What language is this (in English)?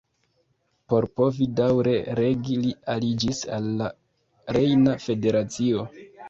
Esperanto